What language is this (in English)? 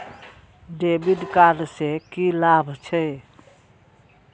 Maithili